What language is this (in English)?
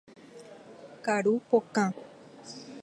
Guarani